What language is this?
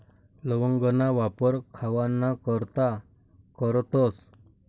Marathi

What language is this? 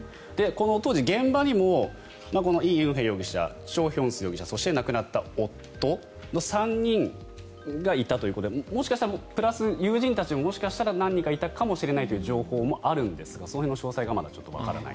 Japanese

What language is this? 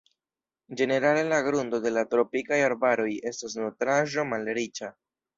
Esperanto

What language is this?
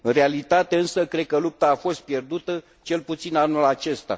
Romanian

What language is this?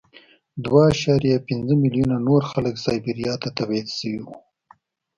Pashto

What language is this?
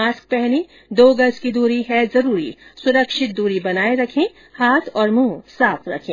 Hindi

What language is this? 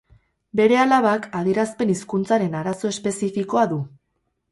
Basque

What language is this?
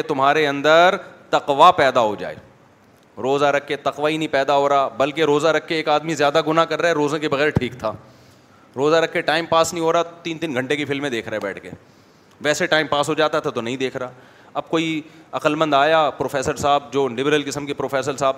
Urdu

